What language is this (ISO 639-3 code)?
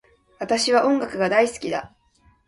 jpn